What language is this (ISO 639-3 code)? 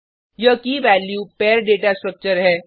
hin